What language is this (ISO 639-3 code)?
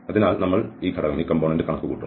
mal